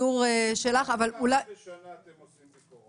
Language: Hebrew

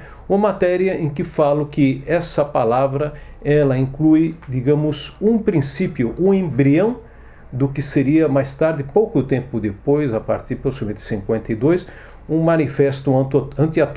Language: Portuguese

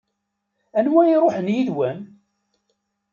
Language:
Kabyle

